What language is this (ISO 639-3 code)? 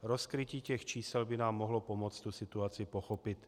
ces